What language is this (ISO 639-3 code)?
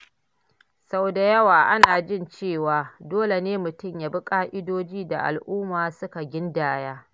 hau